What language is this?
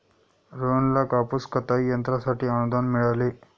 Marathi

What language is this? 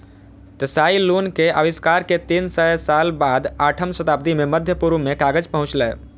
Maithili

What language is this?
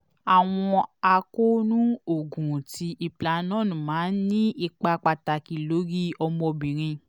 Yoruba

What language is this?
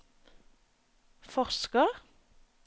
Norwegian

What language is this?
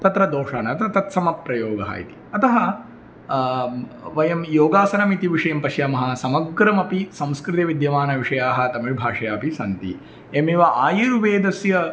Sanskrit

